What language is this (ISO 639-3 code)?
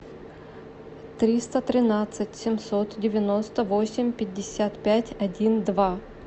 rus